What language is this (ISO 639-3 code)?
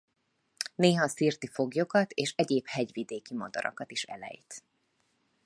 hun